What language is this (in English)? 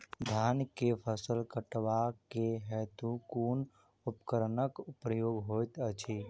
Maithili